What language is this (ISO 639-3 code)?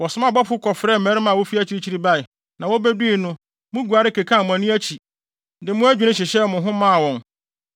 aka